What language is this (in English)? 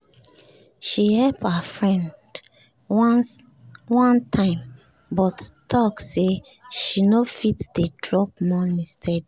Nigerian Pidgin